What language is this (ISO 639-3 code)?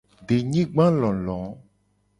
gej